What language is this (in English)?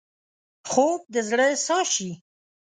Pashto